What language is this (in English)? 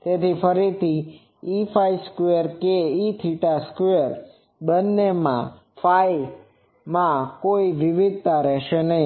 Gujarati